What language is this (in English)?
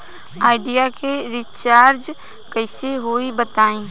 Bhojpuri